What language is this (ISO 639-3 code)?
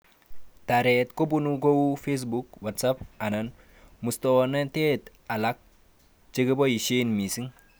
kln